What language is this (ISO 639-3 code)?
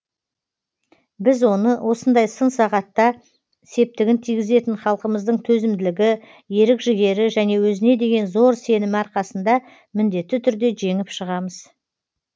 kaz